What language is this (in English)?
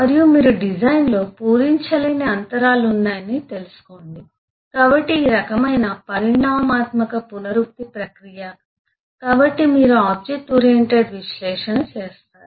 Telugu